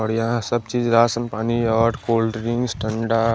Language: Hindi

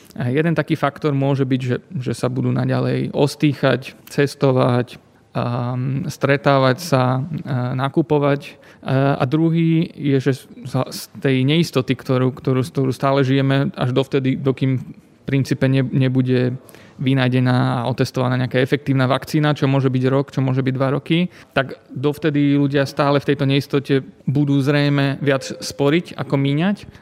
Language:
Slovak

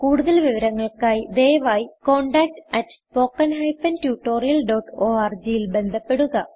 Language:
Malayalam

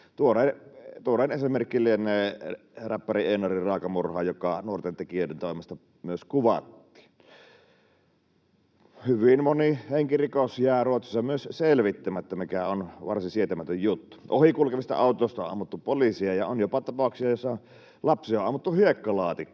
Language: Finnish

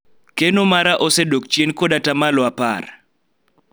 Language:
Luo (Kenya and Tanzania)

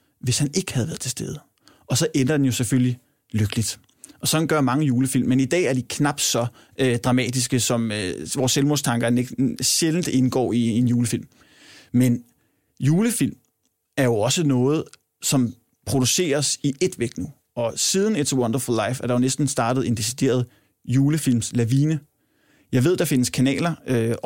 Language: Danish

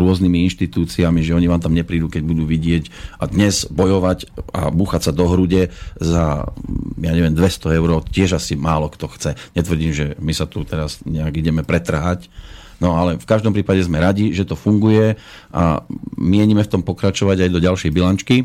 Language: Slovak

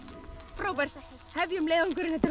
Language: Icelandic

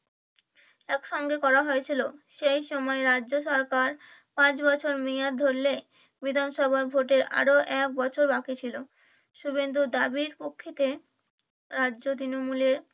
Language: Bangla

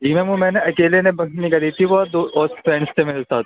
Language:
Urdu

